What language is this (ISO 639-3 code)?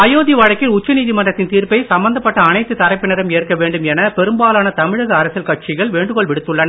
tam